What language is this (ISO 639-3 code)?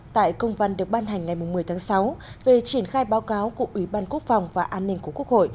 vie